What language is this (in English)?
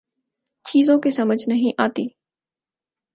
Urdu